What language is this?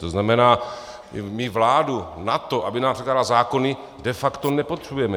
Czech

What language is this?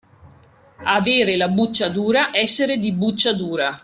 Italian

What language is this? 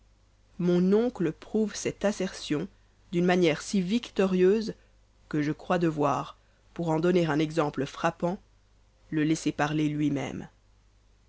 French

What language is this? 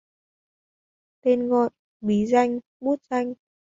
Vietnamese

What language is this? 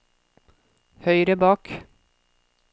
Norwegian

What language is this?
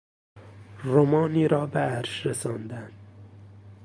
Persian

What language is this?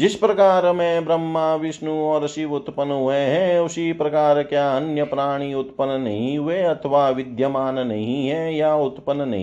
Hindi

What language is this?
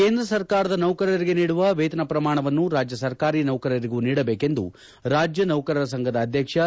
Kannada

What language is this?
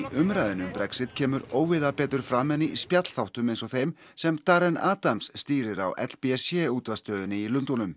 Icelandic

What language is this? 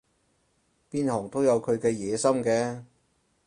Cantonese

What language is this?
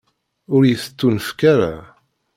Kabyle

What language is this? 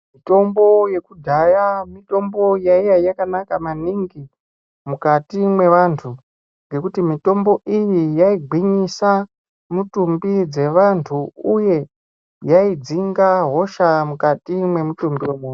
Ndau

